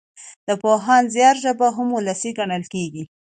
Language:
Pashto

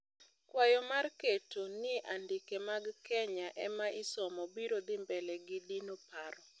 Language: Luo (Kenya and Tanzania)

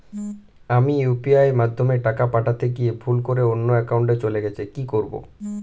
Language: Bangla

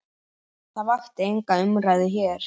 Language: Icelandic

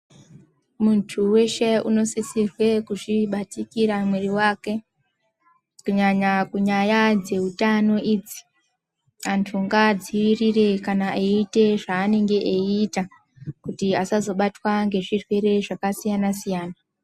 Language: Ndau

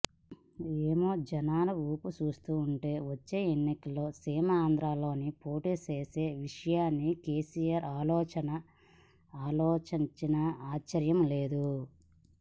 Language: Telugu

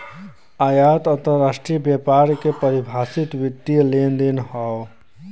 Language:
Bhojpuri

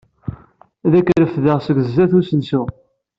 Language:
Kabyle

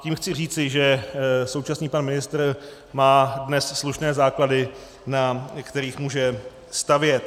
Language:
Czech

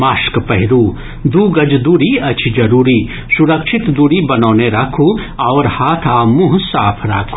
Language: Maithili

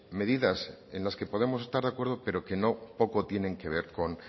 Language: Spanish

